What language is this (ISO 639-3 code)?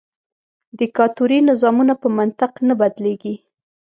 pus